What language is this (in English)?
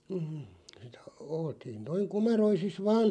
Finnish